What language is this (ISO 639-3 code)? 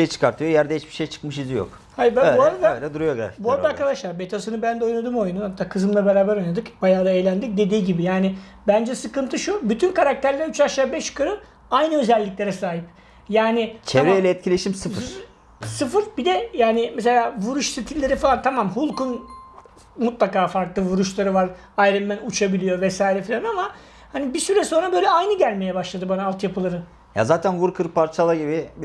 tur